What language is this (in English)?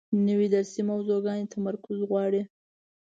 Pashto